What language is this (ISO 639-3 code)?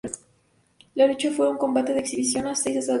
spa